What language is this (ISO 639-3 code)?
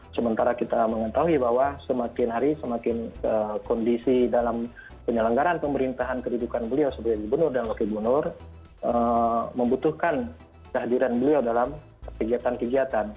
ind